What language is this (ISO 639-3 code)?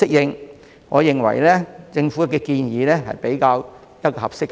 yue